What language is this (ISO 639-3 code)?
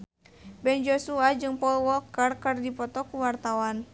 sun